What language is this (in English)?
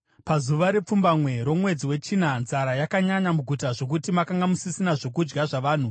Shona